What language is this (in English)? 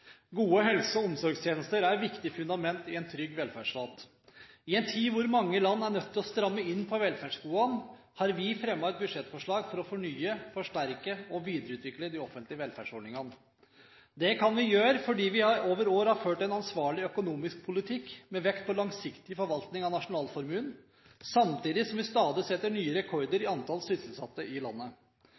Norwegian Bokmål